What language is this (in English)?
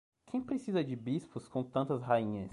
Portuguese